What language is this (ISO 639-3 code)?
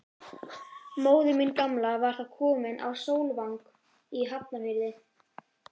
isl